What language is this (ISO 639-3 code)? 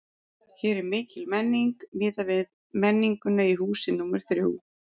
isl